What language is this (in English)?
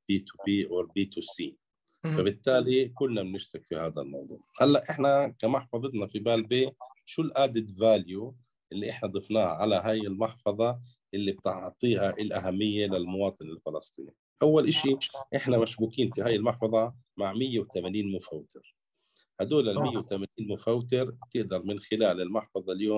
Arabic